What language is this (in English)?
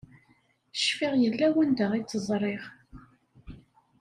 Kabyle